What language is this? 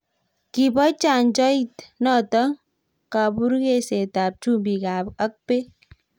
Kalenjin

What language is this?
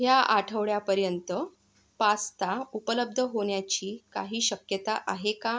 Marathi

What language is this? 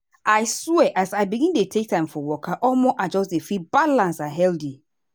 Nigerian Pidgin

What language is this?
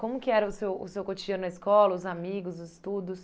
Portuguese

